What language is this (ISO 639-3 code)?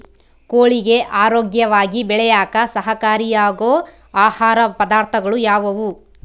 kan